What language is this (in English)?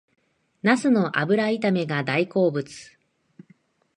Japanese